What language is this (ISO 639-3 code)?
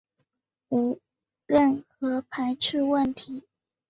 zho